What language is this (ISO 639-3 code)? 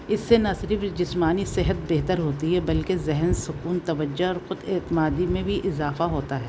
urd